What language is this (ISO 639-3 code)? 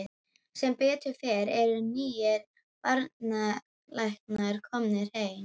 isl